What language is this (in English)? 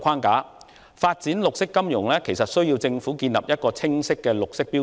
Cantonese